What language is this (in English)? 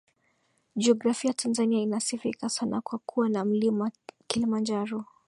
Swahili